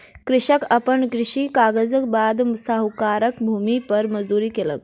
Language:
Maithili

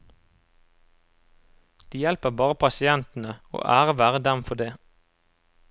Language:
Norwegian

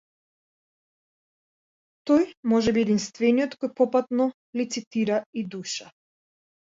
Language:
Macedonian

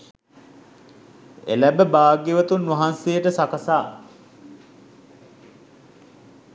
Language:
Sinhala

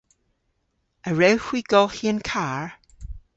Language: Cornish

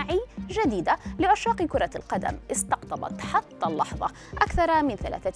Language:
Arabic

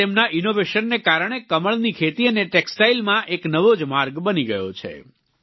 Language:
Gujarati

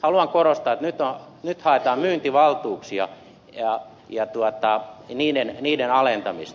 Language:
Finnish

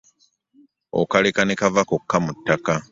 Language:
Ganda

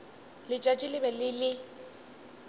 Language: Northern Sotho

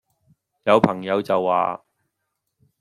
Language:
Cantonese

